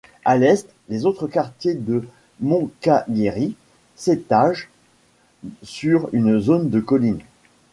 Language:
French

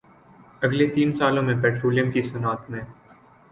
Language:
Urdu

